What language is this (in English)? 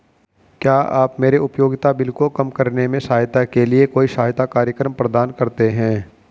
Hindi